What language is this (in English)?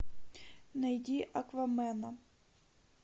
Russian